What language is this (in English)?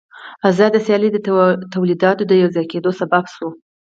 Pashto